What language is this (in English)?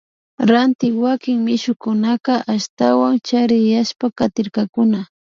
Imbabura Highland Quichua